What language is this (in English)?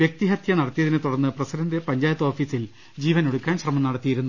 Malayalam